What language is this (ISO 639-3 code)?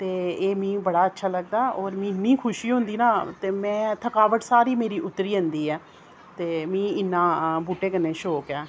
doi